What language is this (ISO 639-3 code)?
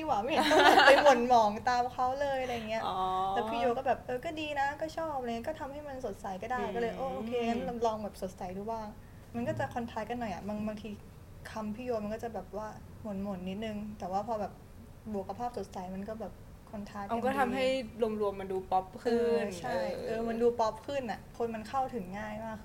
tha